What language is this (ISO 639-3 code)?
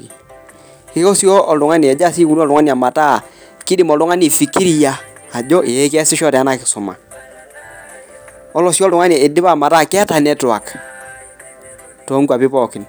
mas